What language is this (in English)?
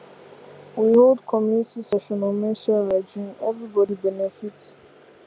Nigerian Pidgin